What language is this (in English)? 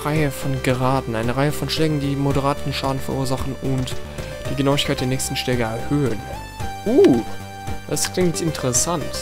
German